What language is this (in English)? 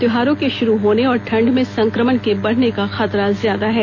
Hindi